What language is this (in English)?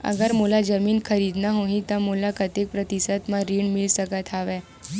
Chhattisgarhi